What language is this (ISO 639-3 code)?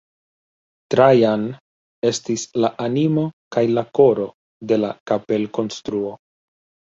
epo